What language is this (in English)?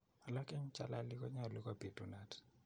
Kalenjin